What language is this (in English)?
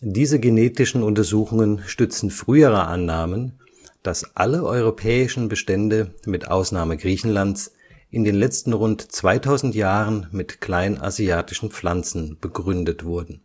German